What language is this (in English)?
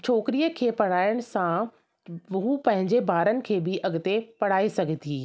Sindhi